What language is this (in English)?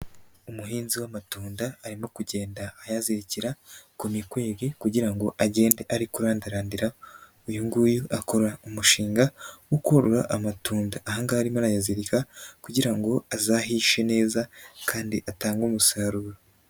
Kinyarwanda